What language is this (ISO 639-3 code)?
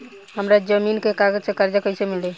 bho